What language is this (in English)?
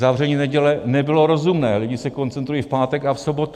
Czech